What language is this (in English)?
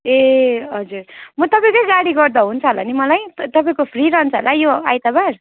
Nepali